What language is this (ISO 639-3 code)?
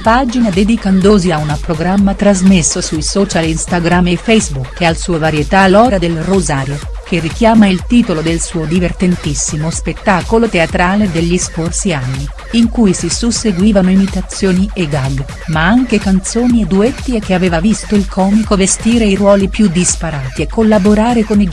ita